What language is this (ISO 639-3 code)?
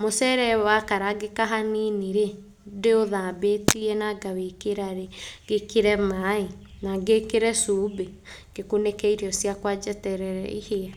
kik